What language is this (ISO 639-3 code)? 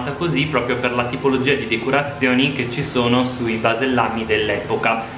ita